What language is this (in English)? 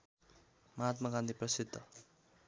Nepali